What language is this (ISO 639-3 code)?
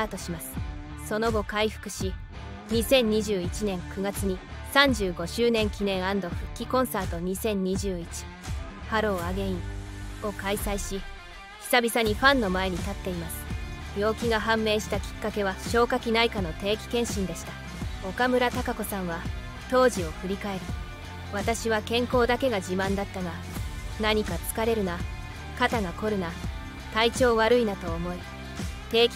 jpn